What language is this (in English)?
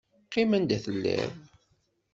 Kabyle